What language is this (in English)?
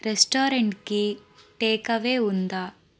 Telugu